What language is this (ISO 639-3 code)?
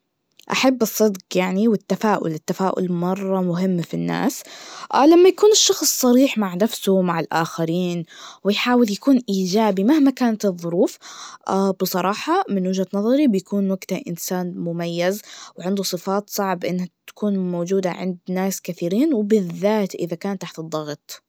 ars